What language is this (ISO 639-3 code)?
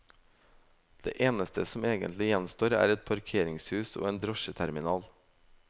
nor